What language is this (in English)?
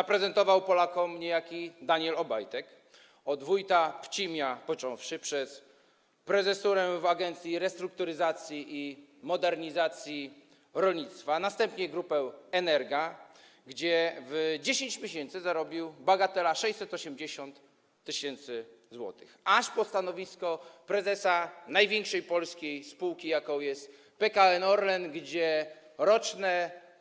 Polish